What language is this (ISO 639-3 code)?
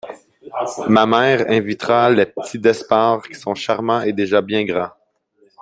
fra